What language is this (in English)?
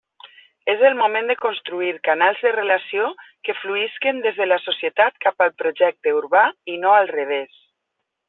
Catalan